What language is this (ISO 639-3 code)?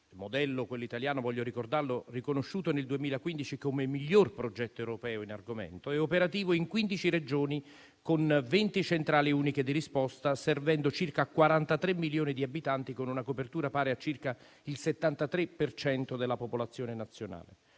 ita